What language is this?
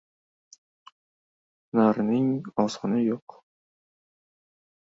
Uzbek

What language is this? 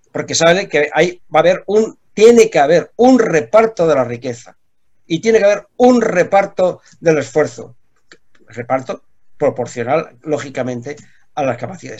Spanish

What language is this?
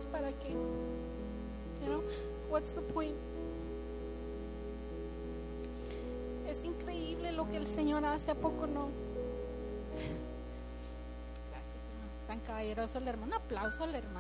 Spanish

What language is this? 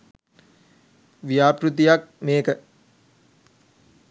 Sinhala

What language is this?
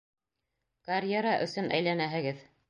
Bashkir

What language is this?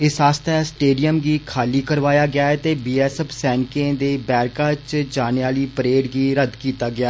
Dogri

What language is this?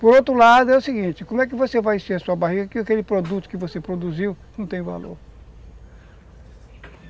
Portuguese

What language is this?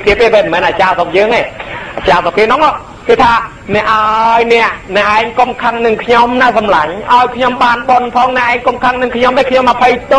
Thai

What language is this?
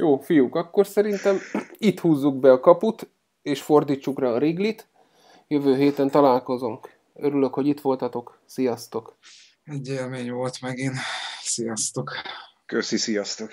Hungarian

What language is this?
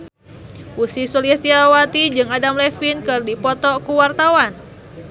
Sundanese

